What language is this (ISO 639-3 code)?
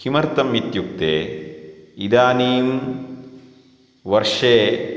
san